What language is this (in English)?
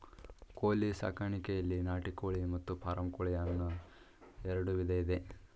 Kannada